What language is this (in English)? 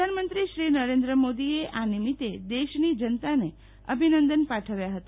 Gujarati